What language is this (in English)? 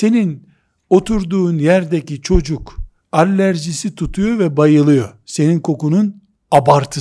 Turkish